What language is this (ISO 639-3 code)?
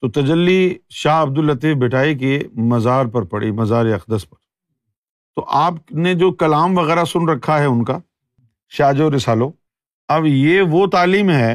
urd